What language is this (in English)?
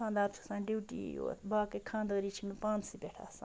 Kashmiri